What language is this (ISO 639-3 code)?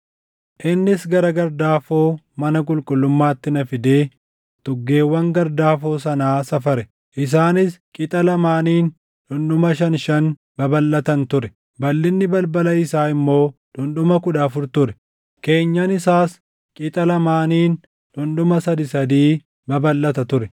orm